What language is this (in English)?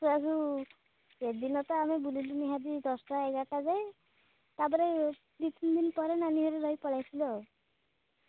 Odia